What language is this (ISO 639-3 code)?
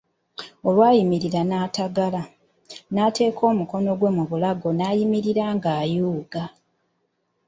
lug